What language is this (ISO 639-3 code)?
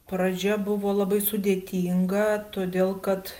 lit